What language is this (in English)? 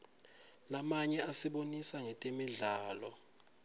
Swati